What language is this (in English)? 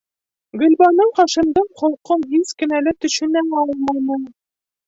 Bashkir